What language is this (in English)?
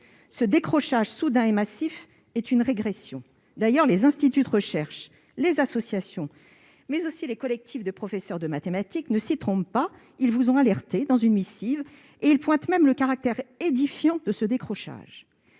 French